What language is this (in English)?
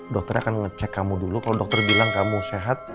Indonesian